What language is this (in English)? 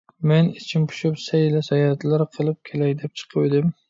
Uyghur